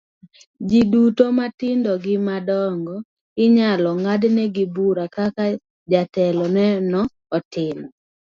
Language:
Luo (Kenya and Tanzania)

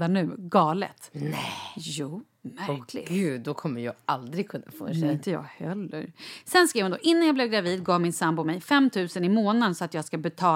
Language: Swedish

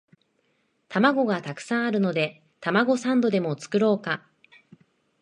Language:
Japanese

